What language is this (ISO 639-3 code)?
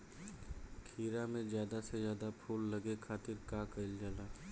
bho